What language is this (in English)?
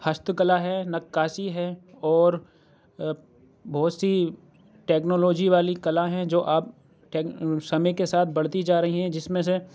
Urdu